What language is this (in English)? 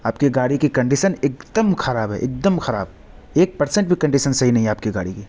Urdu